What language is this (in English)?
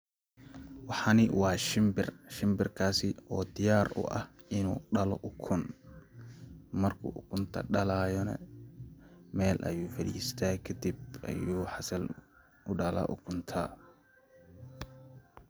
Somali